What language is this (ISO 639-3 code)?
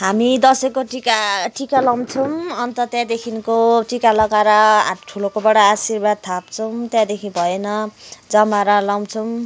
nep